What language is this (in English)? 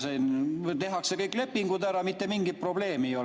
Estonian